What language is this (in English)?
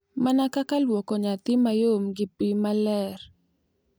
Luo (Kenya and Tanzania)